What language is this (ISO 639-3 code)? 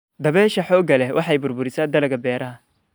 som